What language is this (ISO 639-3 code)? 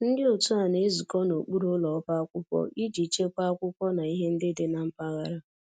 ibo